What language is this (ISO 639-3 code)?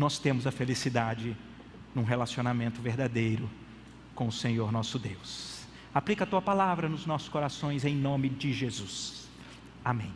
por